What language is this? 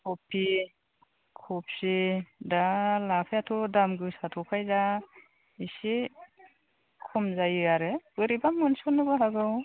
Bodo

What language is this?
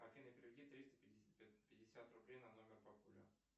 Russian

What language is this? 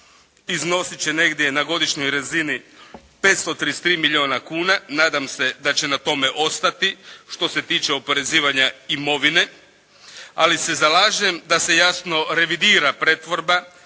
Croatian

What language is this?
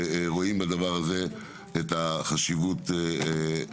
Hebrew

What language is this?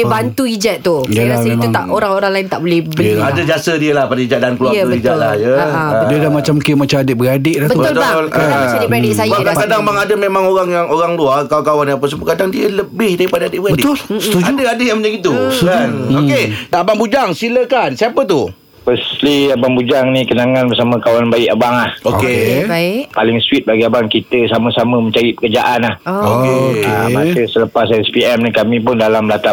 Malay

